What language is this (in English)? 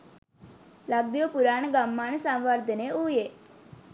Sinhala